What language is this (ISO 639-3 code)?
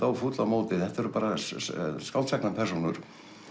isl